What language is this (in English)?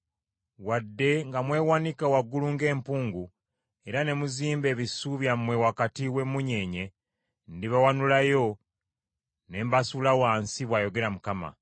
Ganda